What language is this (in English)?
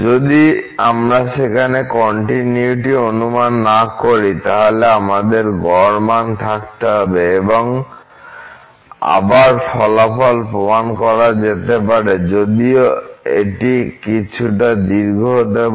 Bangla